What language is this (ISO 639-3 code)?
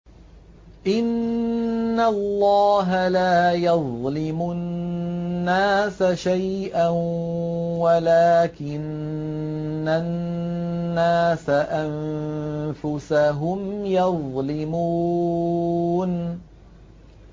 ara